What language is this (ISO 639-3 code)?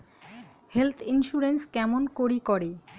ben